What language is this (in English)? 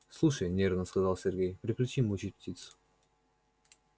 Russian